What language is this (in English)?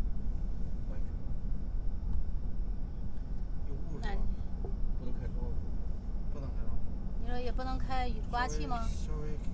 Chinese